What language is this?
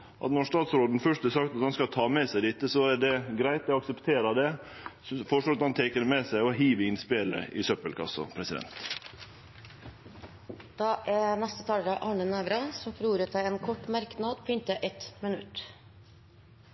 Norwegian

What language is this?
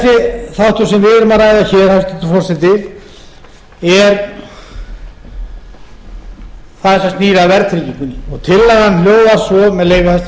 Icelandic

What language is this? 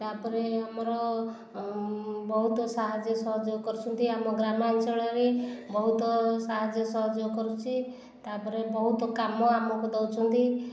Odia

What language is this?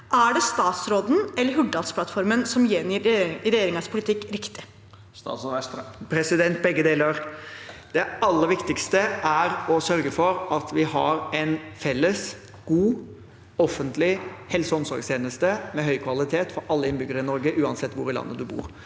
Norwegian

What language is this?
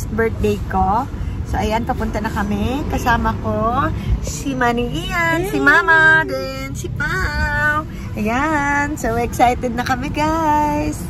Filipino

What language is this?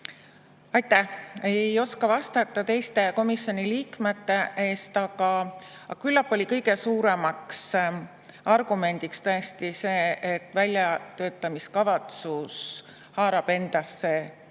Estonian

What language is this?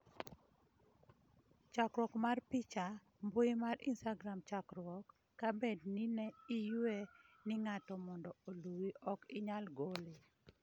Luo (Kenya and Tanzania)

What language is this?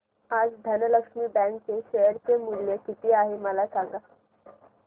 Marathi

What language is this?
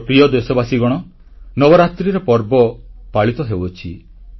Odia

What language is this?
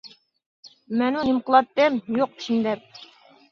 Uyghur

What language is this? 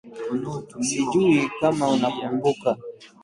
Swahili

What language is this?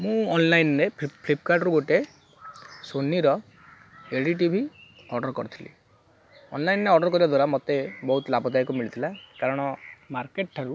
Odia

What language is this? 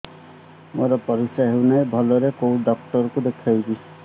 Odia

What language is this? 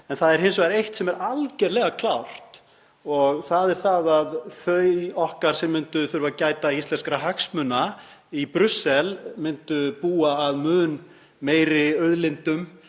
Icelandic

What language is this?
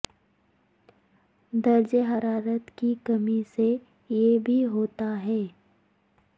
Urdu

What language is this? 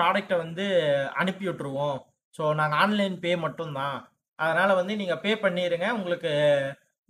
Tamil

